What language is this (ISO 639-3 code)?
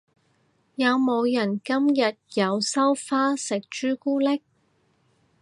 yue